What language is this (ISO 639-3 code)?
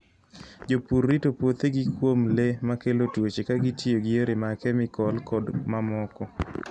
luo